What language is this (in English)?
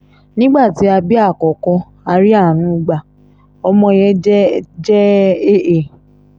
Yoruba